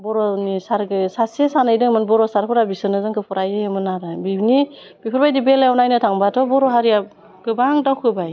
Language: Bodo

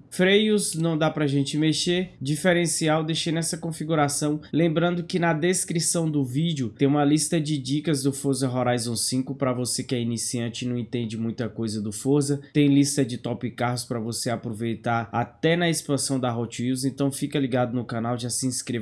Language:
Portuguese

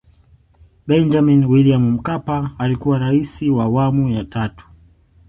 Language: Swahili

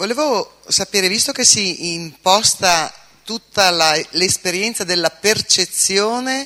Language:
Italian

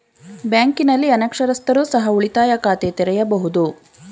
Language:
Kannada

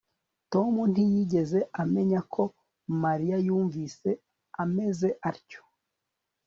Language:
Kinyarwanda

